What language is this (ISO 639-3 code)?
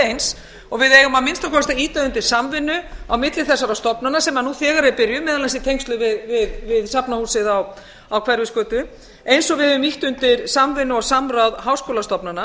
isl